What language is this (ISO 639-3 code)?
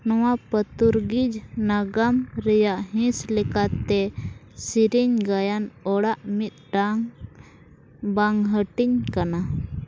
sat